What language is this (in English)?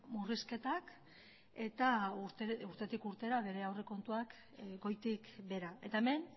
Basque